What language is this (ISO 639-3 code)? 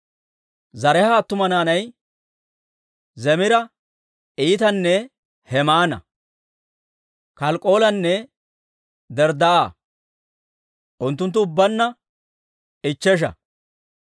dwr